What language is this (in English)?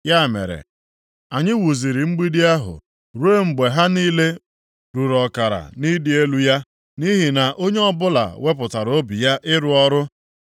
Igbo